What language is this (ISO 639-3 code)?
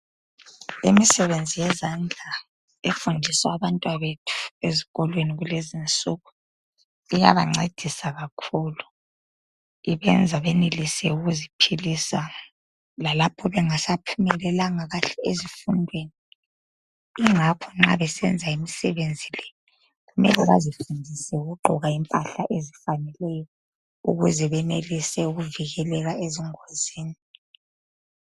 nde